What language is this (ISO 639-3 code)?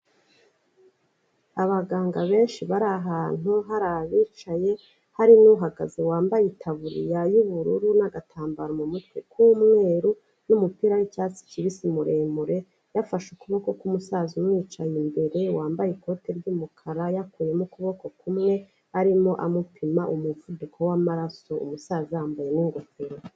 kin